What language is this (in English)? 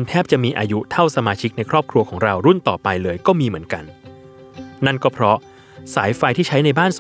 Thai